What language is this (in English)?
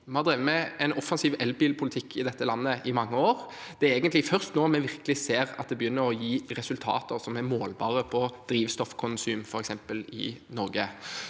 Norwegian